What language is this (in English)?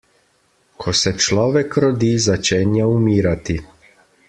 Slovenian